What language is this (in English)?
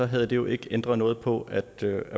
Danish